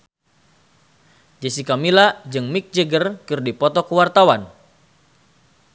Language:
Sundanese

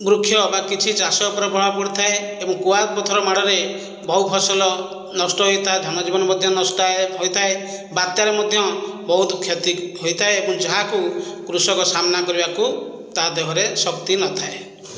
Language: Odia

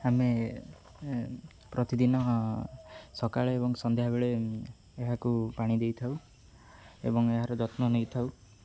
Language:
Odia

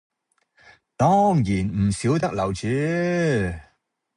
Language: Cantonese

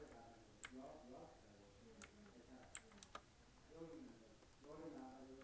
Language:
Korean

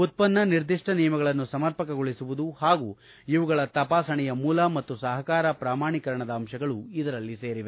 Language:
Kannada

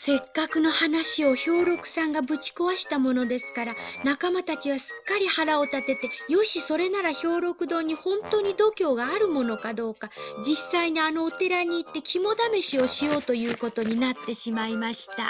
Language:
Japanese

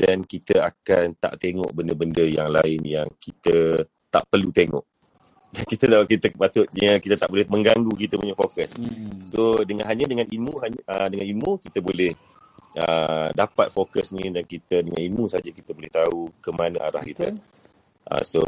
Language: Malay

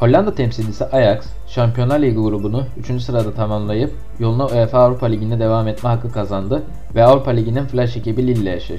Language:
Turkish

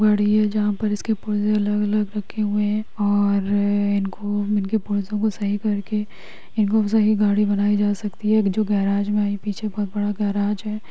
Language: Magahi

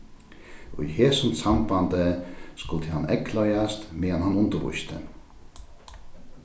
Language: Faroese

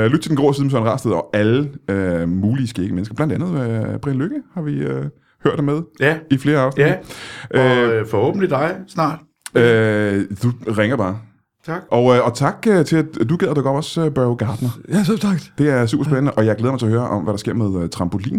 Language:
Danish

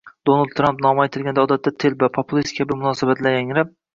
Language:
Uzbek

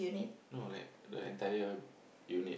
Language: English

